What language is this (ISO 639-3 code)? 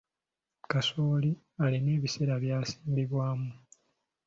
lug